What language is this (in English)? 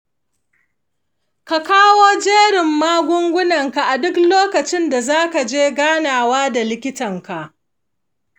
Hausa